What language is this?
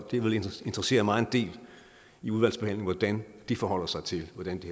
Danish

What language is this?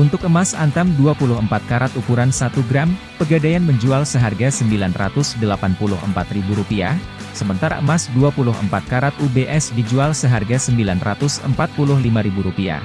Indonesian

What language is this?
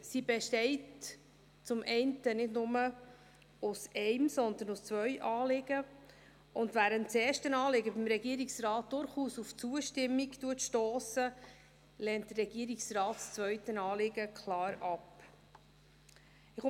Swiss German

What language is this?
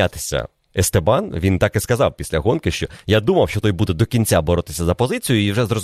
Ukrainian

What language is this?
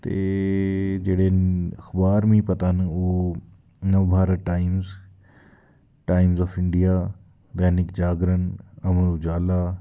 Dogri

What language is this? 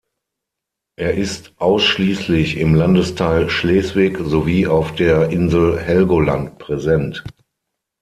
German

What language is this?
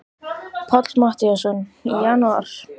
Icelandic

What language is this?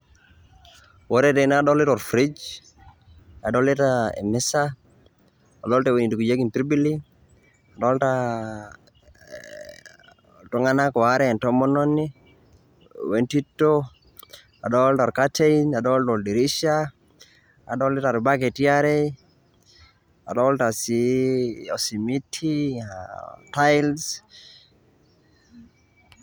Masai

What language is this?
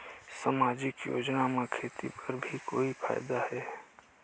Chhattisgarhi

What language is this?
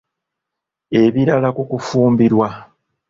Ganda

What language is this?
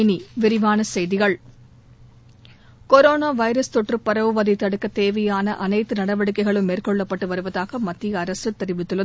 Tamil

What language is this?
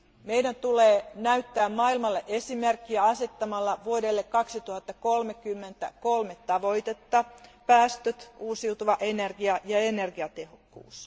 Finnish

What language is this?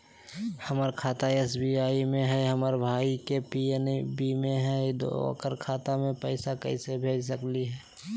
Magahi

